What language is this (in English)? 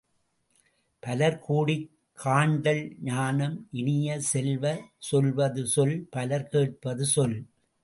Tamil